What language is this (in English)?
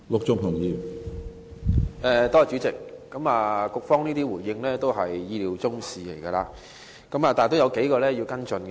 Cantonese